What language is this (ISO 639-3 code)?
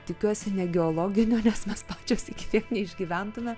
lit